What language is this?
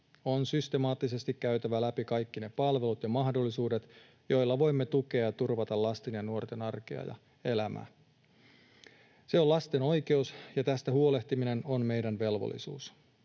Finnish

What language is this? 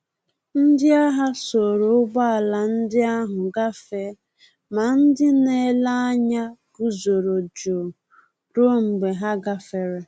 Igbo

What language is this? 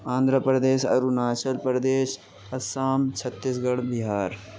Urdu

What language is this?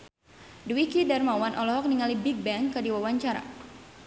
Sundanese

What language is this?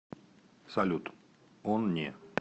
Russian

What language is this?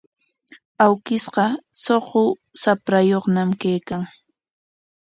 Corongo Ancash Quechua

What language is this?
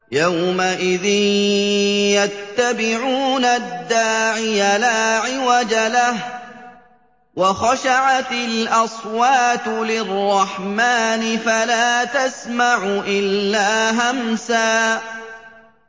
Arabic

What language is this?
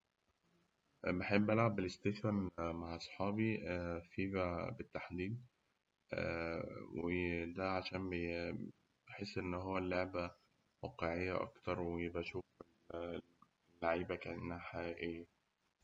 Egyptian Arabic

